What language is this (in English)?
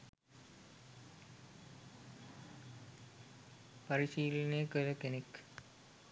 Sinhala